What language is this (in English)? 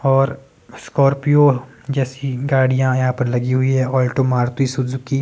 Hindi